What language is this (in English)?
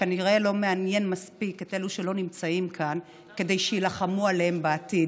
Hebrew